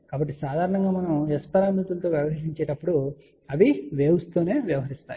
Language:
Telugu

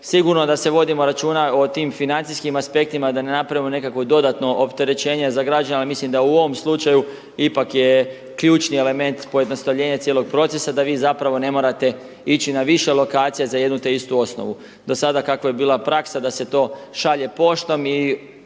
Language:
Croatian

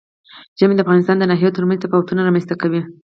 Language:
Pashto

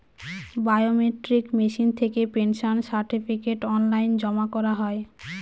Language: Bangla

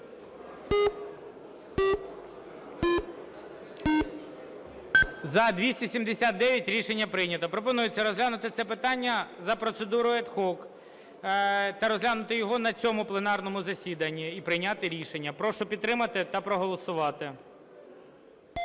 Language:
Ukrainian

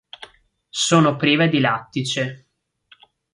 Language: Italian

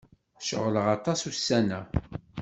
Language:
Kabyle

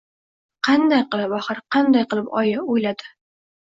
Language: Uzbek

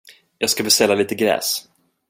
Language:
Swedish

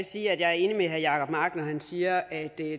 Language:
Danish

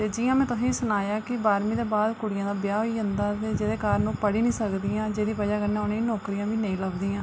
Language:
Dogri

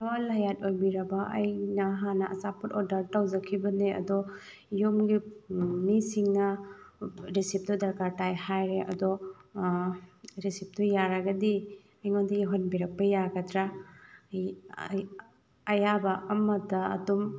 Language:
Manipuri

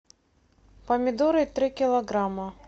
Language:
Russian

